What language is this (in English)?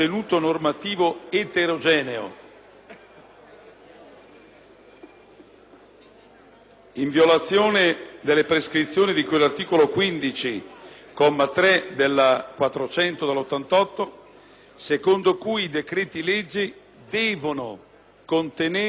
Italian